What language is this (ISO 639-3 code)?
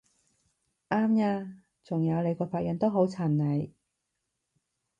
yue